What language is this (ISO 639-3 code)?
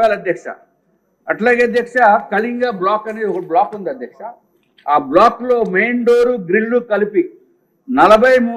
tel